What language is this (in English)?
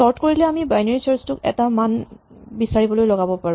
Assamese